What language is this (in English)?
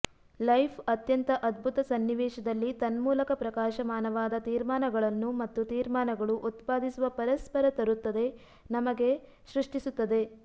Kannada